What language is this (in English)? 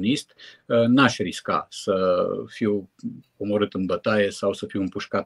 Romanian